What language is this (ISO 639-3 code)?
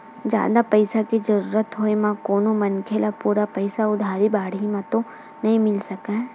hne